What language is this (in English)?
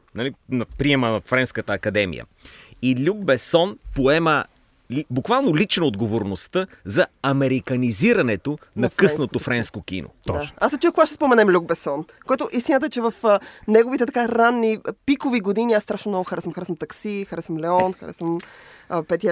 Bulgarian